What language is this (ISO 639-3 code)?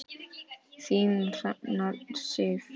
isl